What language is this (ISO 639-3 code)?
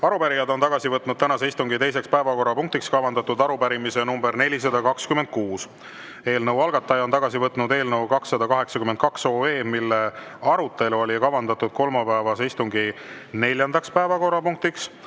est